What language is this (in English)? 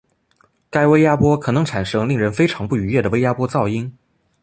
Chinese